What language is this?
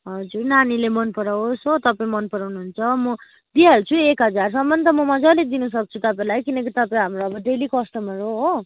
Nepali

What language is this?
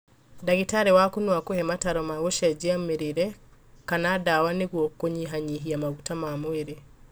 Kikuyu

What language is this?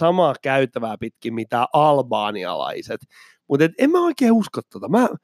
Finnish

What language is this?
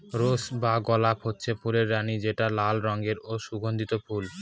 Bangla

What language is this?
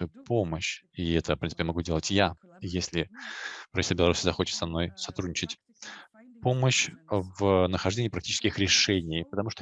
Russian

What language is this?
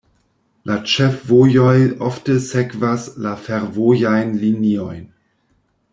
Esperanto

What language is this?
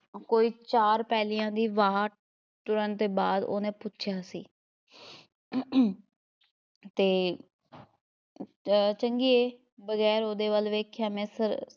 Punjabi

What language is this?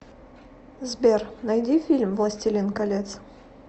Russian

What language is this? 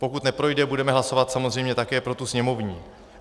Czech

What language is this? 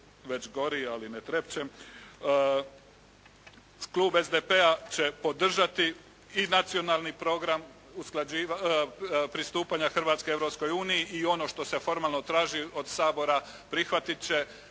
Croatian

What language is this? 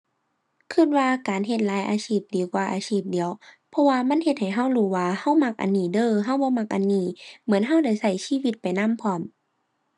Thai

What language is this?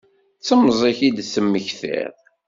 Kabyle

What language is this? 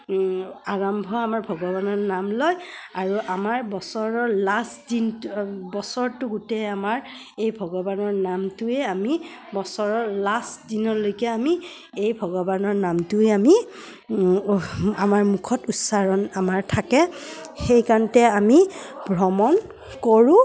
Assamese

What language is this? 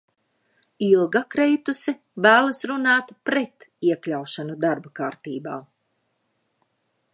Latvian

